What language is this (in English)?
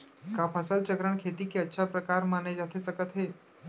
Chhattisgarhi